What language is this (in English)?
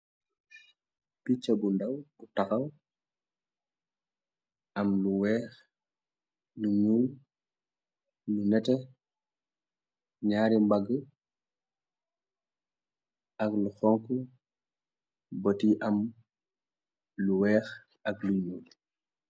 Wolof